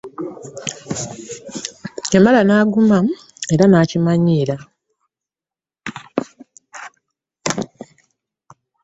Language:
Ganda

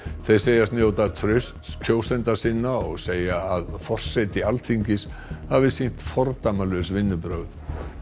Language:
Icelandic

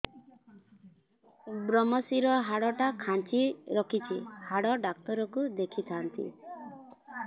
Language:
Odia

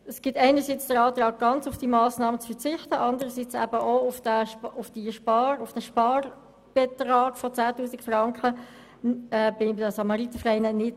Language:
Swiss German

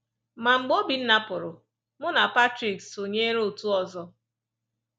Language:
Igbo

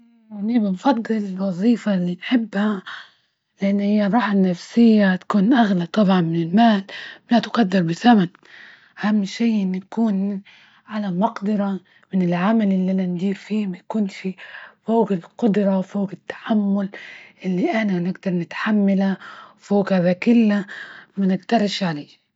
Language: Libyan Arabic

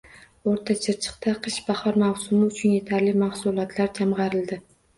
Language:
Uzbek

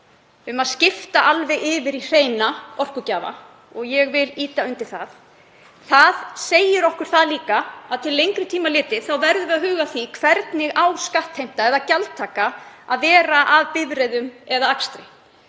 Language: Icelandic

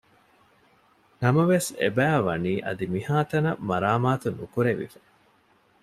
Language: Divehi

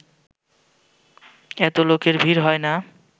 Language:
Bangla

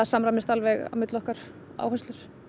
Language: Icelandic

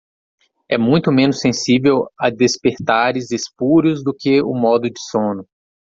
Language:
Portuguese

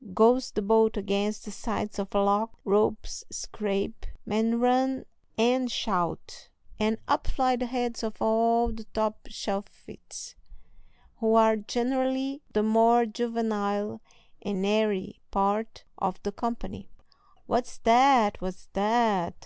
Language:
English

